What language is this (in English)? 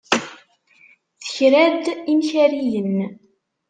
Kabyle